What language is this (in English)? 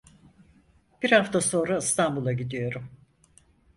Turkish